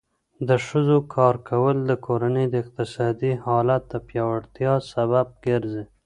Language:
Pashto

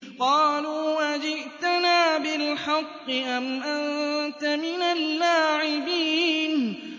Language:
Arabic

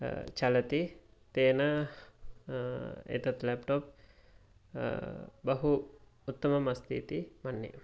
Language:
Sanskrit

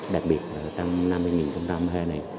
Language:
Vietnamese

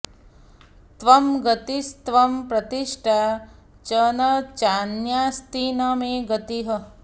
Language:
Sanskrit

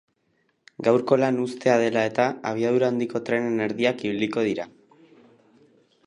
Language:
Basque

